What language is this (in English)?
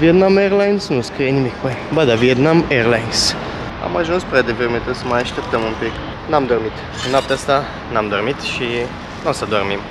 Romanian